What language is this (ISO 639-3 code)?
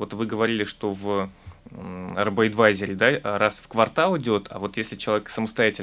rus